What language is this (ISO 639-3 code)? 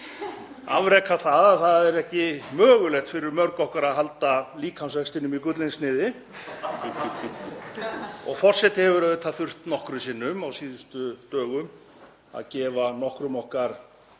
isl